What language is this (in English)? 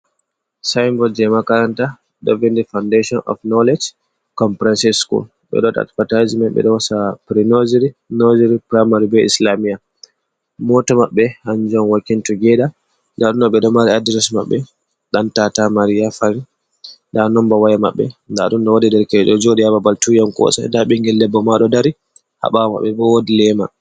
Fula